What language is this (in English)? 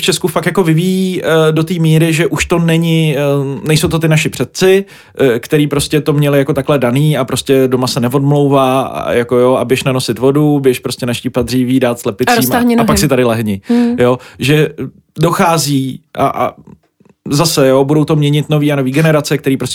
Czech